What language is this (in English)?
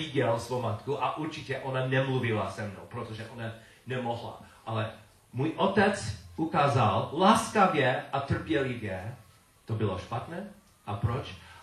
Czech